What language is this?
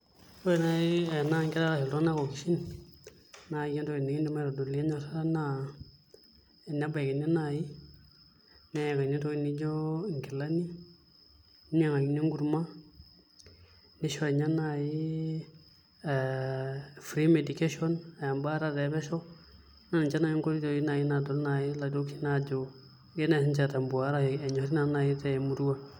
Masai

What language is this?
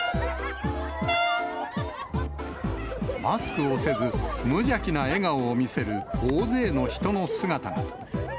Japanese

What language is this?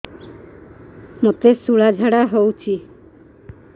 Odia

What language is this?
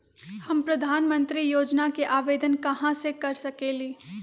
Magahi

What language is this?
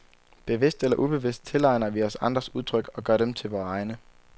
Danish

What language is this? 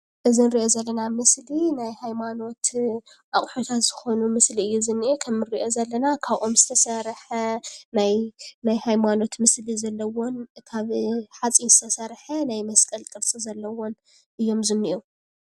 Tigrinya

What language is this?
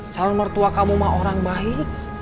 Indonesian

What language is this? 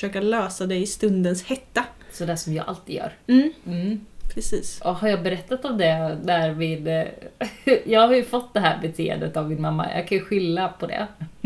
Swedish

